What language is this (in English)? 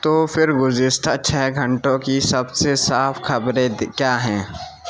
Urdu